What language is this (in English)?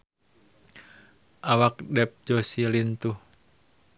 Sundanese